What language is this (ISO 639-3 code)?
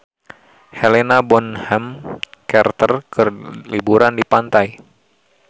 sun